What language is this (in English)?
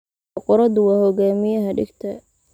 Somali